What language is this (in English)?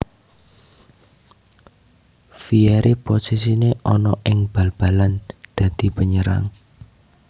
Javanese